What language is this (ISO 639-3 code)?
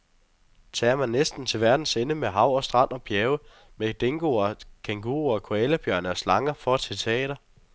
dan